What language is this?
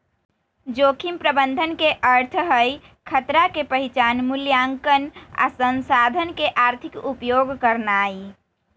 Magahi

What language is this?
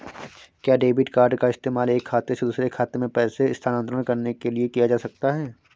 Hindi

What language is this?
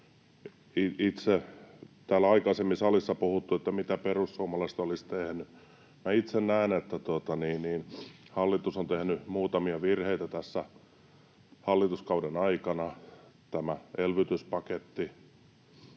Finnish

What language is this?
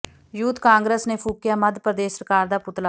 Punjabi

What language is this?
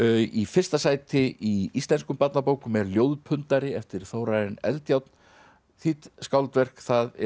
Icelandic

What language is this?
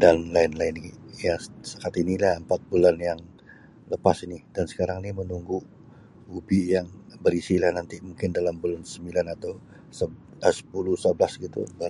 Sabah Malay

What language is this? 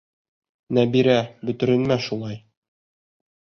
Bashkir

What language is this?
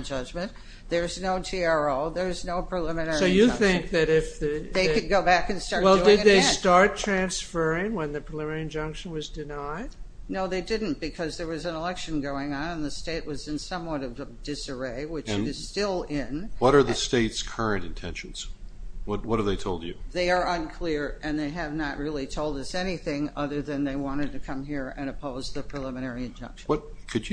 English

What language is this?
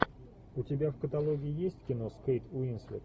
Russian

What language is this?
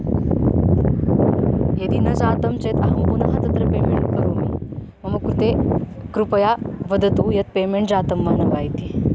Sanskrit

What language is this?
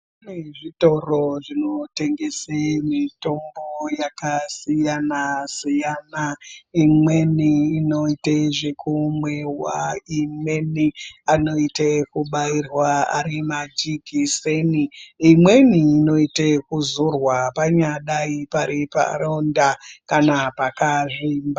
Ndau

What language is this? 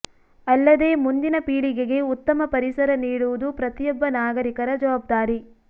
Kannada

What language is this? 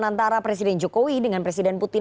Indonesian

